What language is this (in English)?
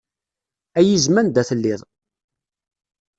Kabyle